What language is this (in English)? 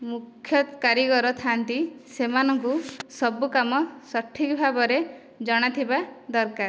Odia